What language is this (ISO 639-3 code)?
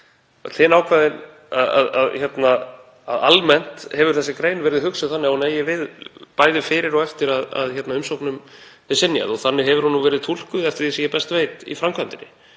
isl